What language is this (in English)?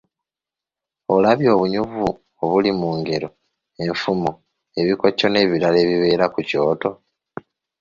Ganda